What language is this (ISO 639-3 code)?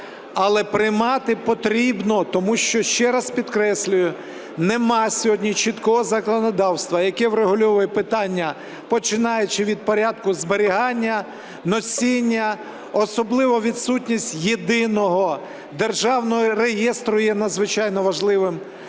ukr